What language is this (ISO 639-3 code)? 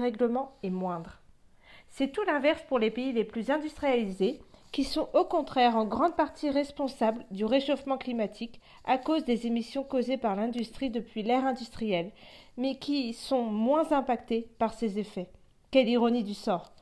fra